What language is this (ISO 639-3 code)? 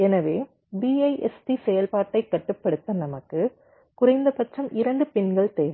tam